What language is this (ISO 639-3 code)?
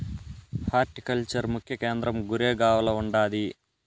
tel